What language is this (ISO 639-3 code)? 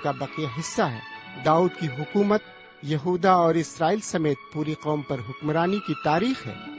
urd